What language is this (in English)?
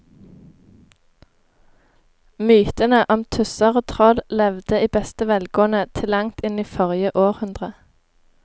Norwegian